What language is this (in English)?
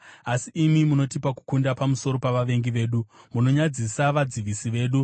Shona